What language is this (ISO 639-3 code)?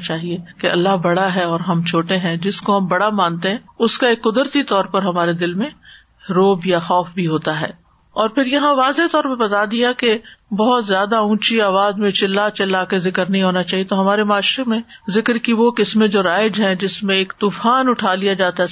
urd